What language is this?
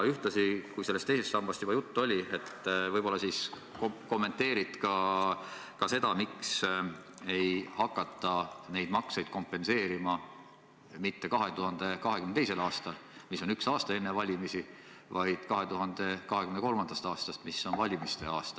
Estonian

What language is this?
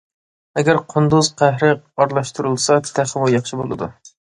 Uyghur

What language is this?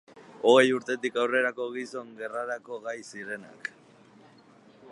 Basque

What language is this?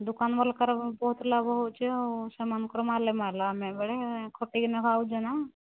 Odia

